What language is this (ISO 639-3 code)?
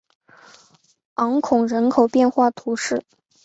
zho